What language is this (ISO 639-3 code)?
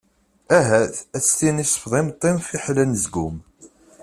kab